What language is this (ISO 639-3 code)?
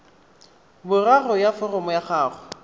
tsn